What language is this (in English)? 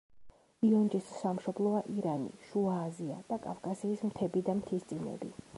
Georgian